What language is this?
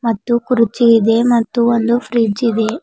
Kannada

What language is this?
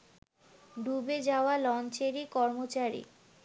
Bangla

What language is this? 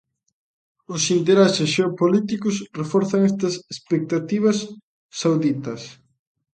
Galician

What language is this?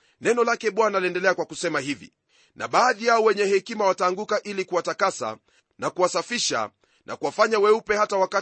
Swahili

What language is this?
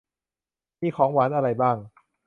Thai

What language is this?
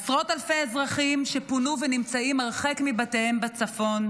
Hebrew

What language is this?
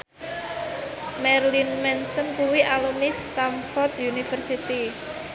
Javanese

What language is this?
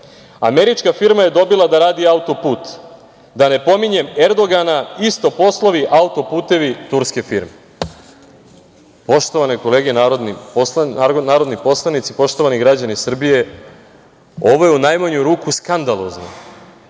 Serbian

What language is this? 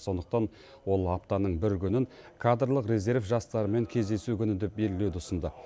Kazakh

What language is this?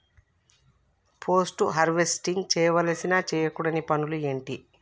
Telugu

